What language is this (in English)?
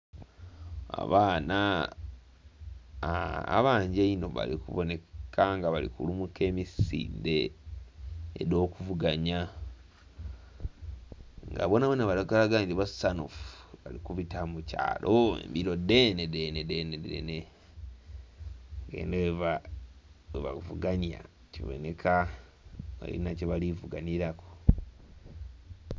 Soga